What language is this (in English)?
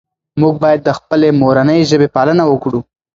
Pashto